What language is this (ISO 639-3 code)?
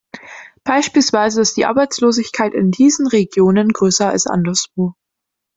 deu